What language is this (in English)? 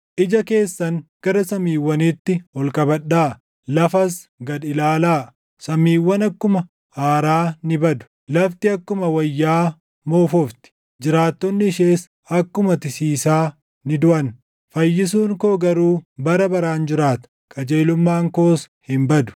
Oromo